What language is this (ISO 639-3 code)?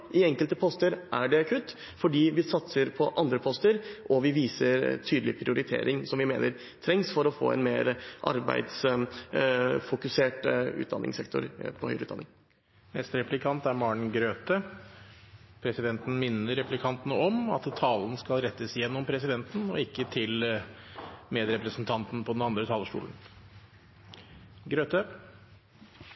nob